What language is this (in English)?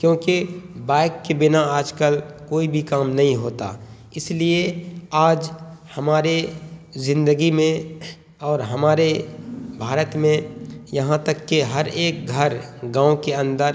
Urdu